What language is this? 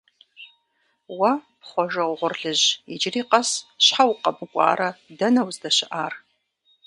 Kabardian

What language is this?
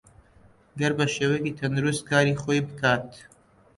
Central Kurdish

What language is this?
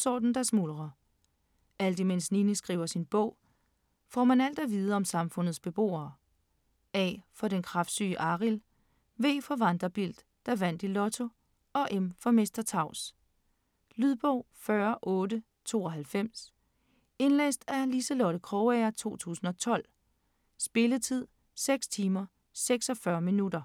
Danish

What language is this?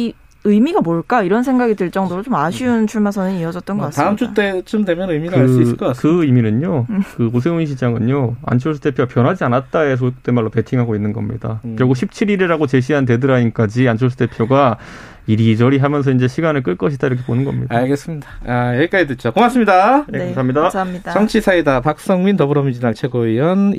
Korean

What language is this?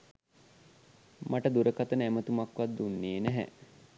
Sinhala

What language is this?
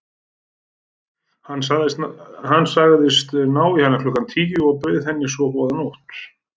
Icelandic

